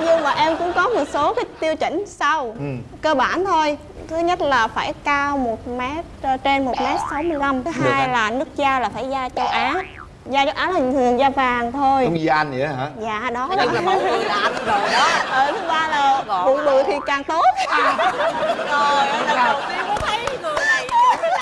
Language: Vietnamese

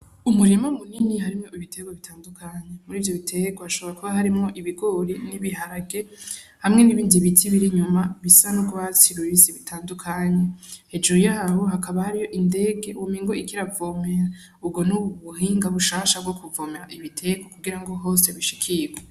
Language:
Rundi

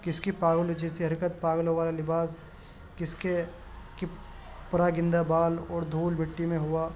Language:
Urdu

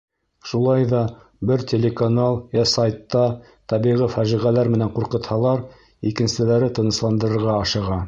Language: Bashkir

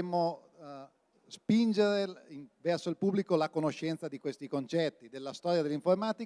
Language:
Italian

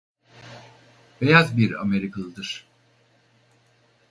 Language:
Turkish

